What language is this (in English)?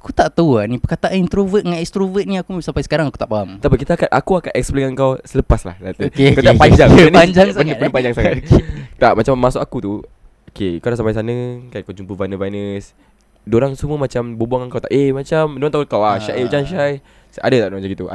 Malay